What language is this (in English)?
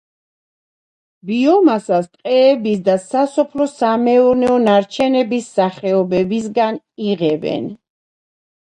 Georgian